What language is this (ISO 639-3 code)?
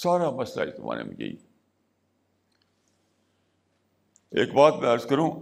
urd